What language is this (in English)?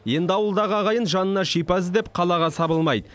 Kazakh